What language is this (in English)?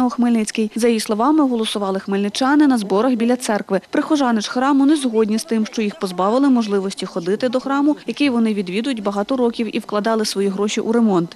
Ukrainian